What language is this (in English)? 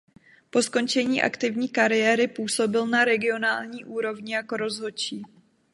Czech